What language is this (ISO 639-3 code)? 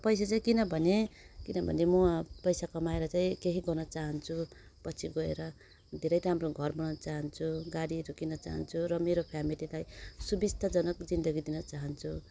nep